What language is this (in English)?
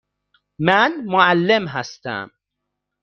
Persian